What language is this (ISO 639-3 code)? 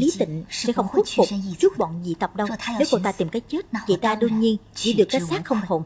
vie